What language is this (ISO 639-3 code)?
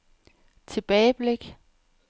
dan